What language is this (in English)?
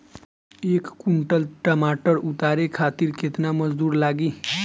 Bhojpuri